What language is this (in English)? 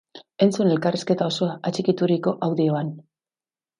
Basque